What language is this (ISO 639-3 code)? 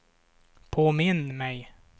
swe